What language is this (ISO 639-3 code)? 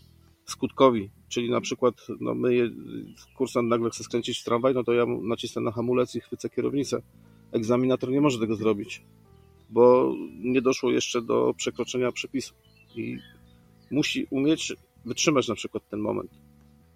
pol